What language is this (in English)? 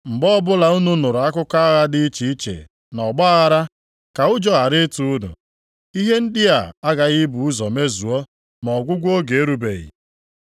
Igbo